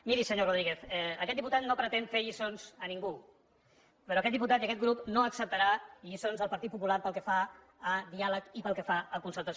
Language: Catalan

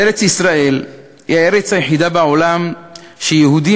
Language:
Hebrew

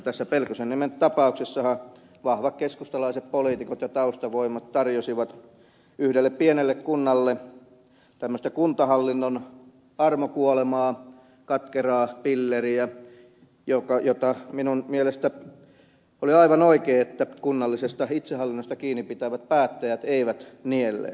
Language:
Finnish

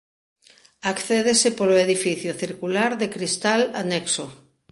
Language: Galician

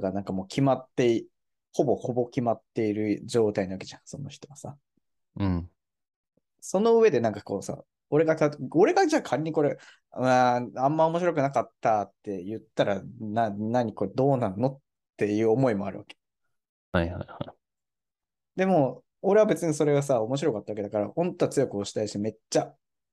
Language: Japanese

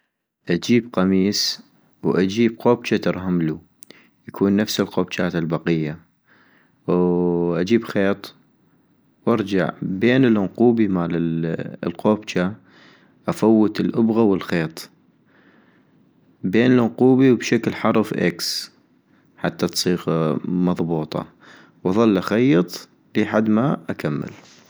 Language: North Mesopotamian Arabic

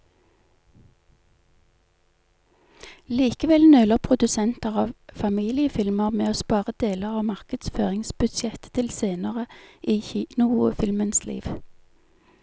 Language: Norwegian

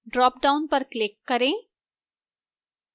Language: Hindi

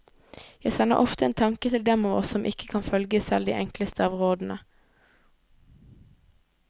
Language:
Norwegian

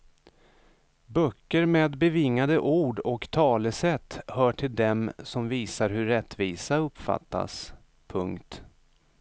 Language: Swedish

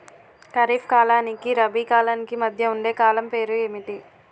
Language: Telugu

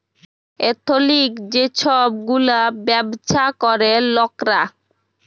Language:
Bangla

